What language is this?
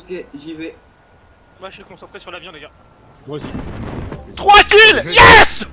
French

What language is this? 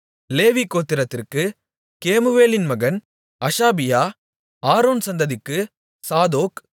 Tamil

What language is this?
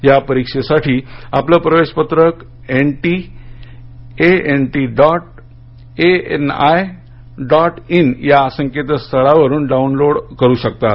Marathi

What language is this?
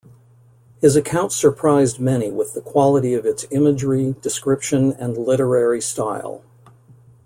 English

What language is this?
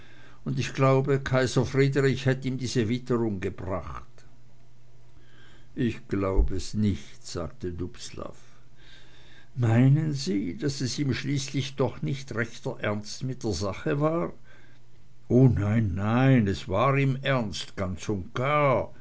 German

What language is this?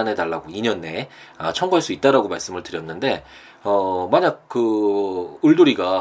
Korean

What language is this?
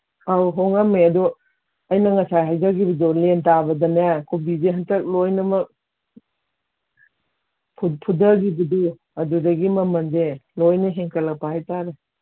Manipuri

